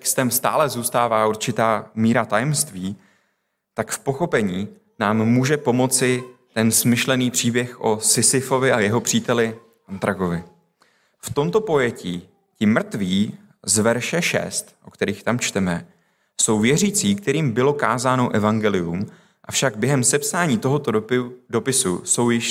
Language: Czech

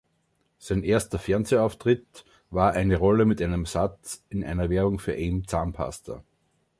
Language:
German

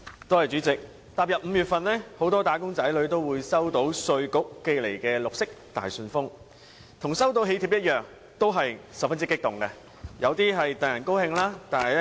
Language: Cantonese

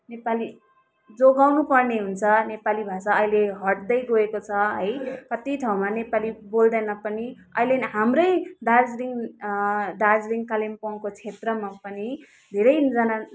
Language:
Nepali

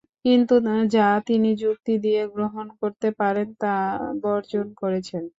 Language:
Bangla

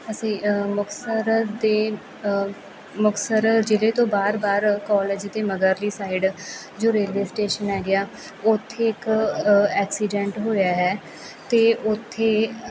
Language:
Punjabi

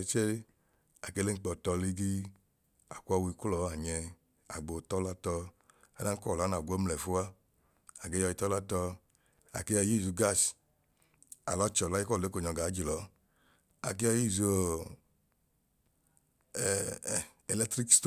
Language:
Idoma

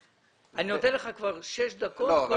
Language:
Hebrew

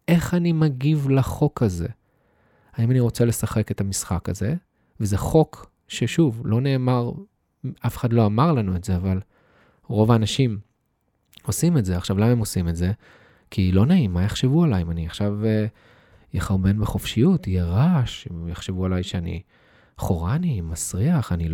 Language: Hebrew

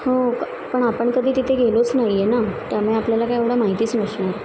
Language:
Marathi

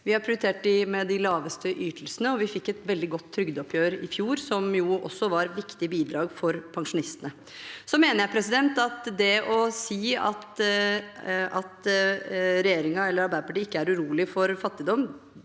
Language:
Norwegian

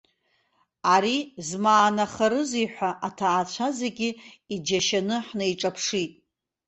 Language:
Abkhazian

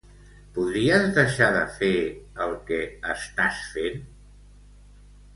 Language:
Catalan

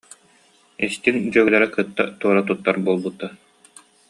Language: Yakut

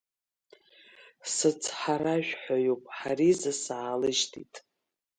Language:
Abkhazian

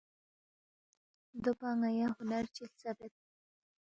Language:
Balti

